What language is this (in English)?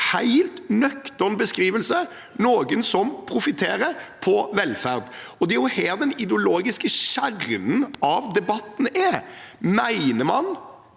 Norwegian